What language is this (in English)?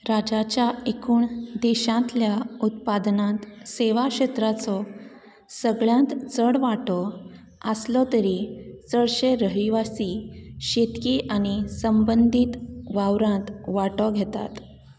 Konkani